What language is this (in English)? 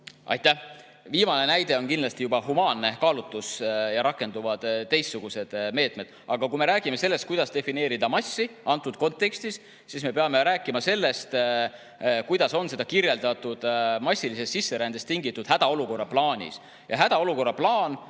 Estonian